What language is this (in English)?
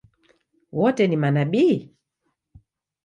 Swahili